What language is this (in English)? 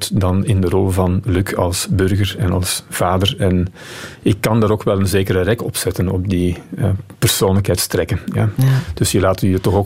Dutch